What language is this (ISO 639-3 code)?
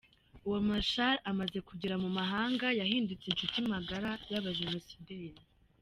kin